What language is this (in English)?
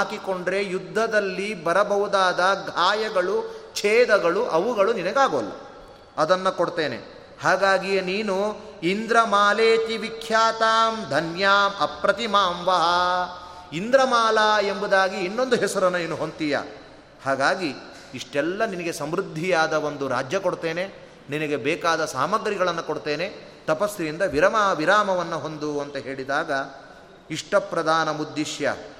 Kannada